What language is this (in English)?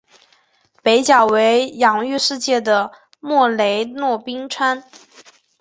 Chinese